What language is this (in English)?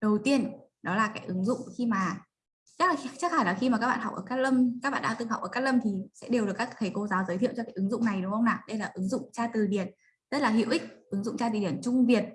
Vietnamese